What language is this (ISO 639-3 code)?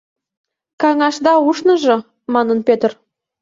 chm